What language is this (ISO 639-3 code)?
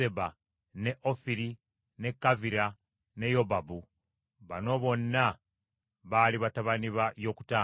lug